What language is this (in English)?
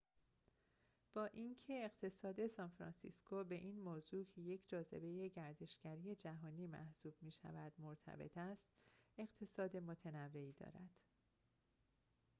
Persian